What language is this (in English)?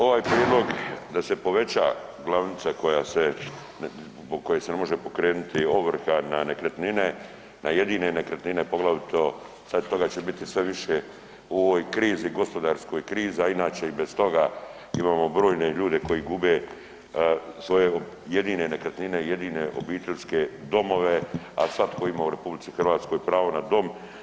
Croatian